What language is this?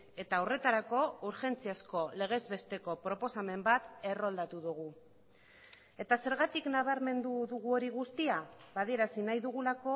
Basque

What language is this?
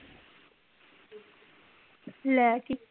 Punjabi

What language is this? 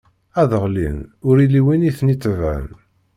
Kabyle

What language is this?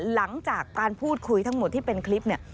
Thai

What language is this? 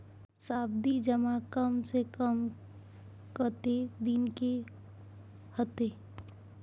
Maithili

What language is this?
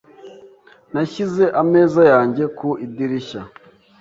Kinyarwanda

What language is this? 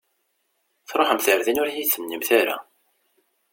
Kabyle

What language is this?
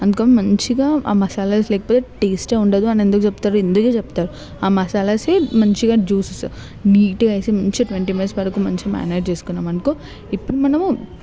Telugu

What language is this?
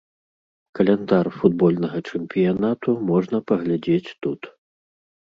Belarusian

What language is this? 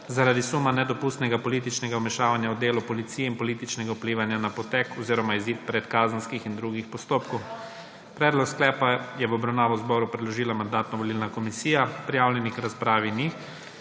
Slovenian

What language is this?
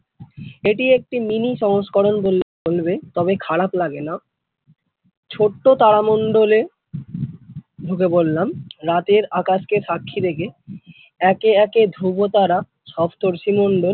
Bangla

